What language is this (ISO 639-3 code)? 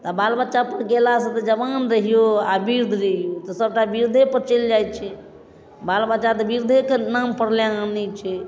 mai